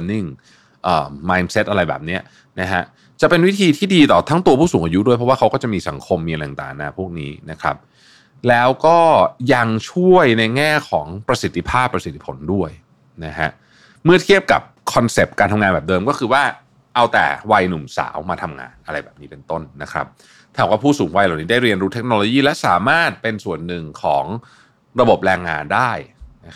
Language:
Thai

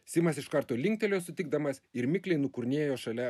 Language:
Lithuanian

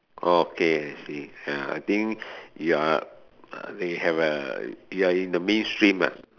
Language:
English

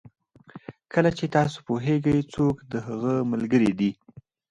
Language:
Pashto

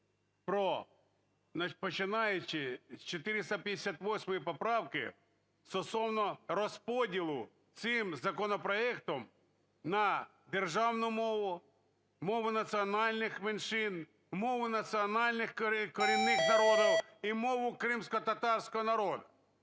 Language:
Ukrainian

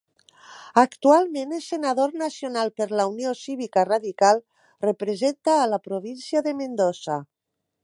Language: Catalan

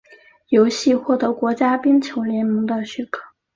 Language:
Chinese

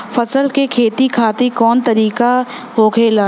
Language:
Bhojpuri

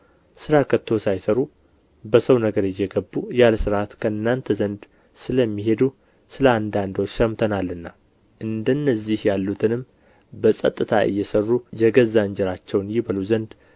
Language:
Amharic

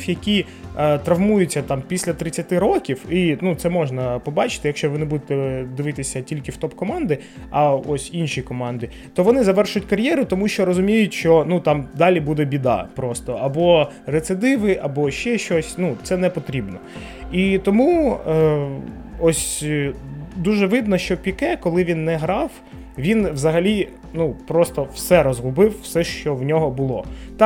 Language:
Ukrainian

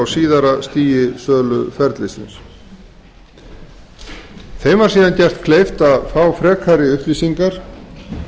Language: Icelandic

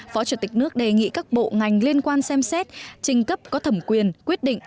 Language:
Vietnamese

